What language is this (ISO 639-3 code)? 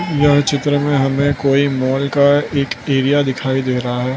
hin